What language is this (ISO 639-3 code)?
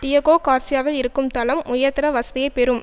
tam